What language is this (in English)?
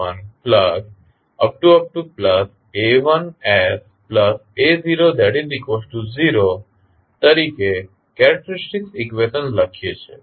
Gujarati